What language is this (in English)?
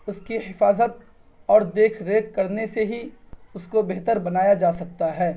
Urdu